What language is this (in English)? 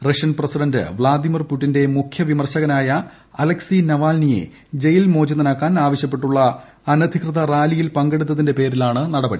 Malayalam